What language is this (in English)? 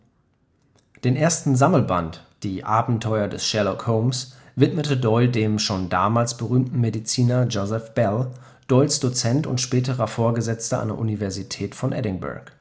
German